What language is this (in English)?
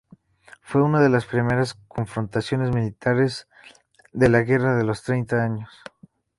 Spanish